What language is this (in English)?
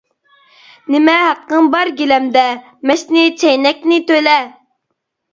Uyghur